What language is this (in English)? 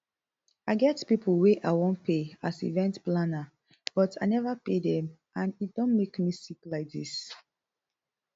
Nigerian Pidgin